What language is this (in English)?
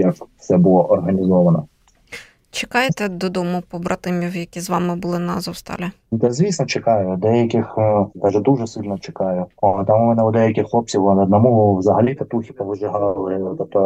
Ukrainian